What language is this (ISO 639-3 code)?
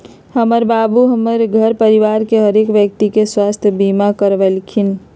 mag